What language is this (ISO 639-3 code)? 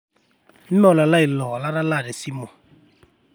mas